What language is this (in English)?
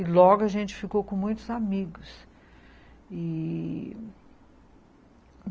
Portuguese